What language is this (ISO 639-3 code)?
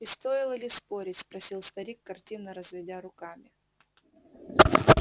rus